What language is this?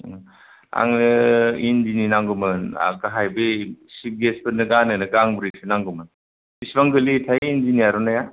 Bodo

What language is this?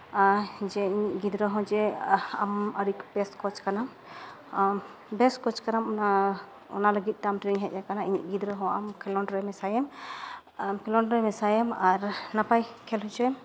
Santali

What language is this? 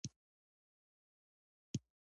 Pashto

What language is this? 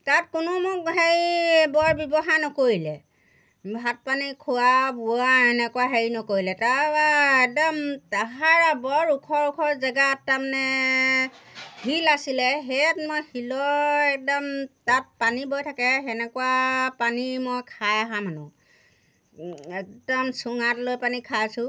Assamese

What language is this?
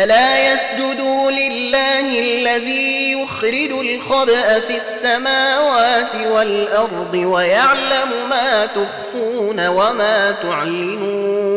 Arabic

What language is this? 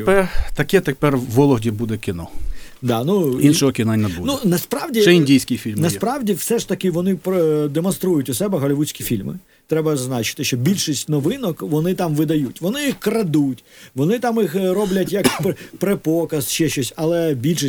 Ukrainian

